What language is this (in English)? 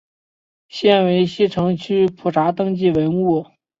Chinese